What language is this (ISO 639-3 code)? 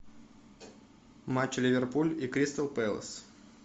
rus